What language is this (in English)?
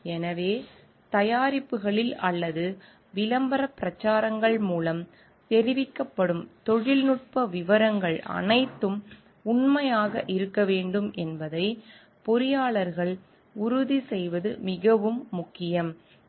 Tamil